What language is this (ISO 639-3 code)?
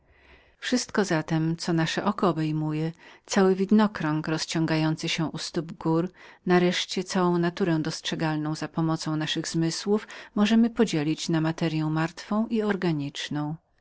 pol